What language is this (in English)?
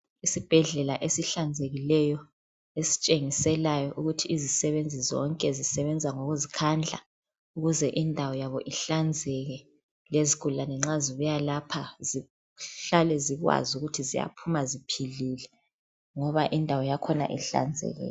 North Ndebele